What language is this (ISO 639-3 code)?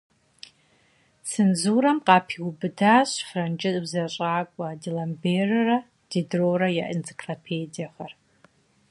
kbd